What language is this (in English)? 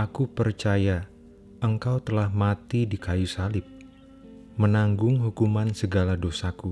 Indonesian